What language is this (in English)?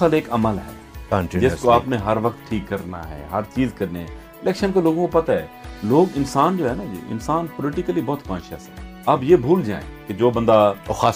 Urdu